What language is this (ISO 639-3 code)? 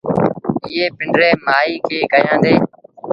sbn